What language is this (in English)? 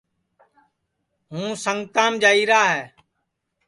Sansi